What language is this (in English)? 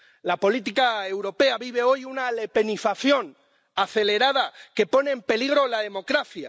Spanish